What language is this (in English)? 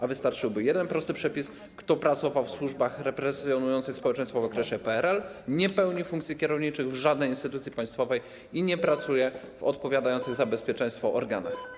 Polish